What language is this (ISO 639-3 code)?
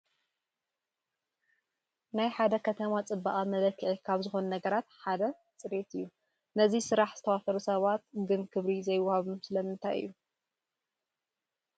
tir